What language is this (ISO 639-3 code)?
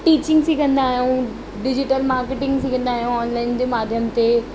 snd